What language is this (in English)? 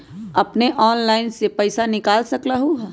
Magahi